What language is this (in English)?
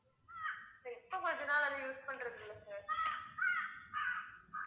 Tamil